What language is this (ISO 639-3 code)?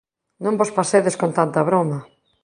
glg